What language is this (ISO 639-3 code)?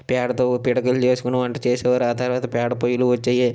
tel